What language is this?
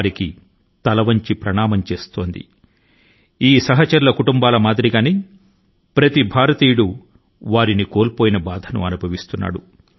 Telugu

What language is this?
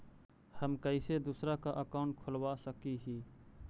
Magahi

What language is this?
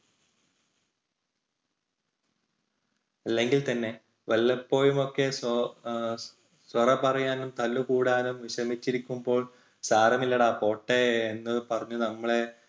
Malayalam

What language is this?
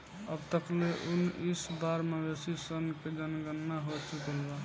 Bhojpuri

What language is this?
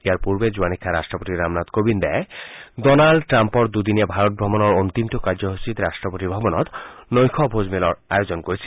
Assamese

